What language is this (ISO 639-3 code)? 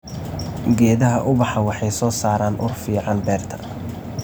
som